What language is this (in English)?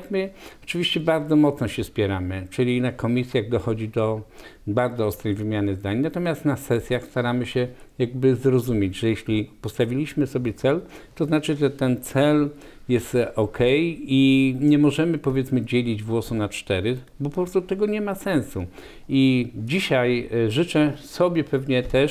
Polish